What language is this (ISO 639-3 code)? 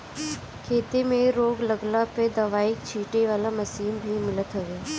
bho